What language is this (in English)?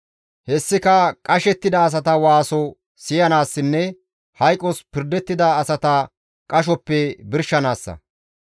Gamo